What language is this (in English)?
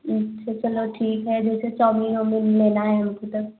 Hindi